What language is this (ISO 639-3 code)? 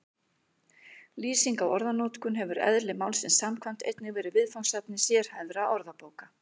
isl